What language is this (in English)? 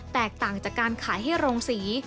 Thai